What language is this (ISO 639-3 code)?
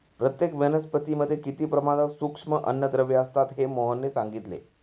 mar